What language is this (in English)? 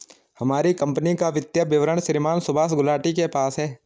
Hindi